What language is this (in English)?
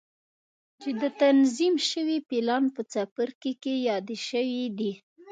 Pashto